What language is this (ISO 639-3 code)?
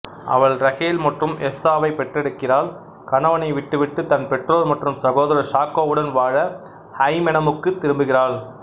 tam